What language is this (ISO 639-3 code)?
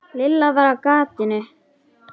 isl